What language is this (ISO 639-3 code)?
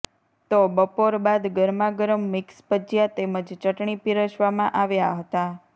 guj